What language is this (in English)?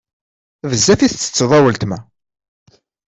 Kabyle